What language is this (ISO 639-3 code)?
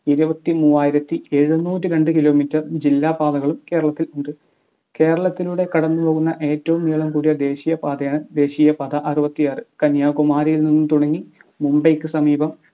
mal